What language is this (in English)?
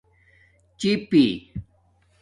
Domaaki